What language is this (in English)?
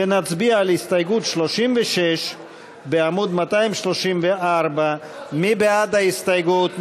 Hebrew